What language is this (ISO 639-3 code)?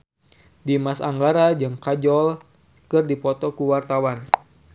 sun